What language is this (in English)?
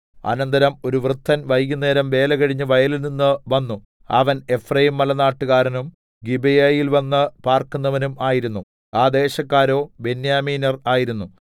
Malayalam